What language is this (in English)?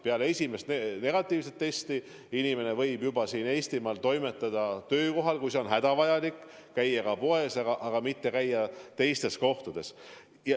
Estonian